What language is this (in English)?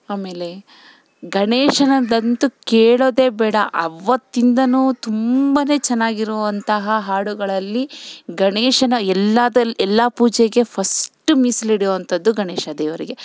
Kannada